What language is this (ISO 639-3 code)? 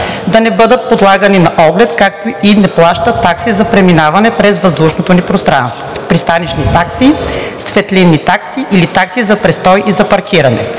bul